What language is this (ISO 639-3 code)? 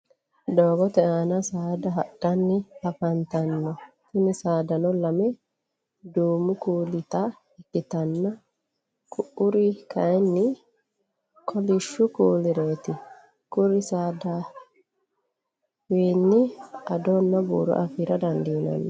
sid